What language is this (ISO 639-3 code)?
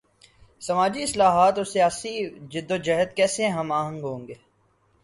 urd